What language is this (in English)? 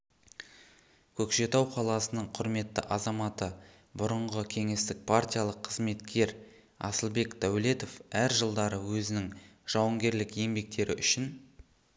Kazakh